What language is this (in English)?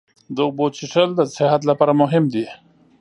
Pashto